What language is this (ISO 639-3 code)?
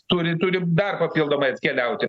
lit